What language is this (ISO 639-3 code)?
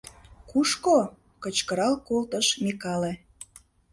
chm